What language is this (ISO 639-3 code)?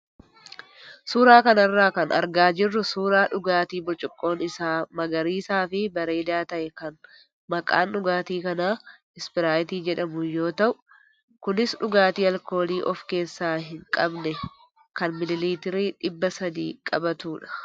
orm